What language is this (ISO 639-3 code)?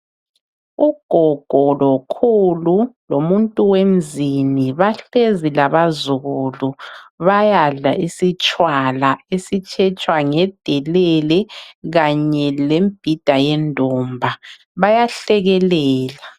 nde